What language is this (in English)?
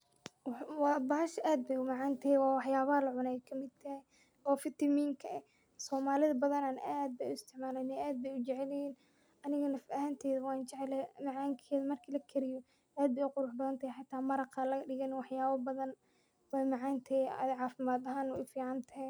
Somali